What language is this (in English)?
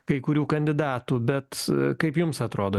Lithuanian